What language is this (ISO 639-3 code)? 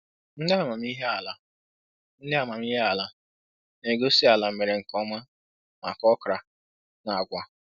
ibo